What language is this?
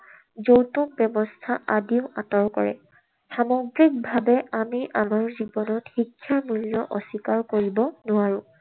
Assamese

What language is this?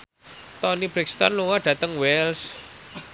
Javanese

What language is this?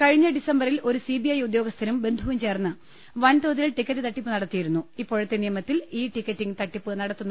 Malayalam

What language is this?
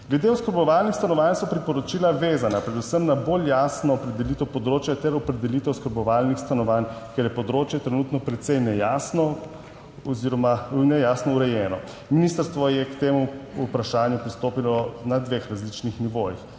Slovenian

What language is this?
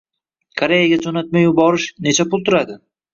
Uzbek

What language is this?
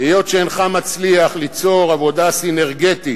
Hebrew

